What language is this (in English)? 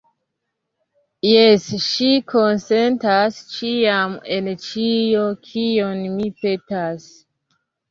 Esperanto